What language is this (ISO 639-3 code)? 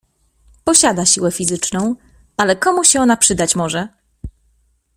pol